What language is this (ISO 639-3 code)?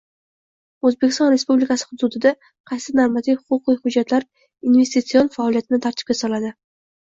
uzb